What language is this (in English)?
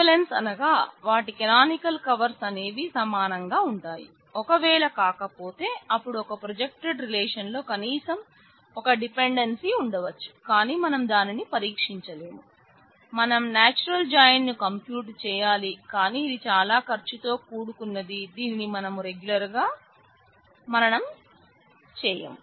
Telugu